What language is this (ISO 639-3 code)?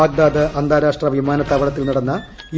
mal